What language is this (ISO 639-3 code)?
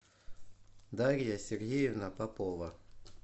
rus